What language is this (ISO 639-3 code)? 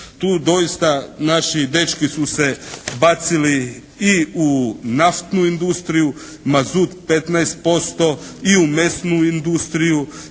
hrv